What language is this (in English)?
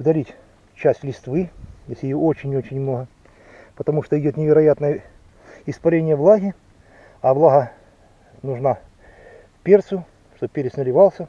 Russian